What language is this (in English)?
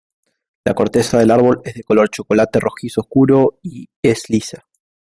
Spanish